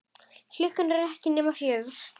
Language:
Icelandic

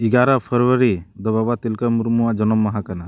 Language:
Santali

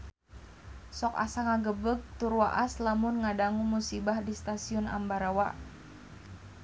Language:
Sundanese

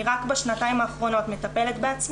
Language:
Hebrew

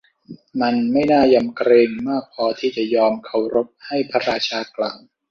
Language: Thai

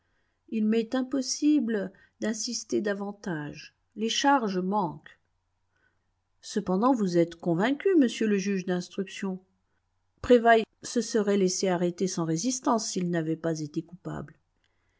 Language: French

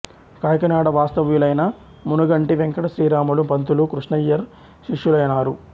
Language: Telugu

